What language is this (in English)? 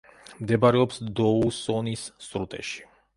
Georgian